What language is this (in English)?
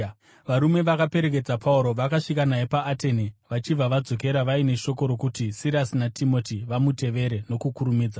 Shona